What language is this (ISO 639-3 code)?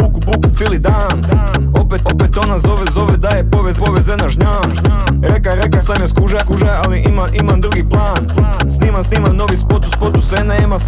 hrv